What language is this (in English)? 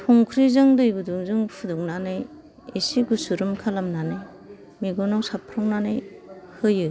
Bodo